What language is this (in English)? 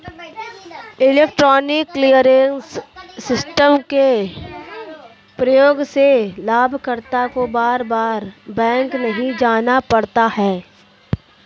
Hindi